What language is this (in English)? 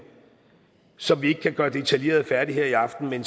Danish